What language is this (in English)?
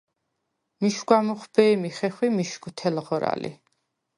Svan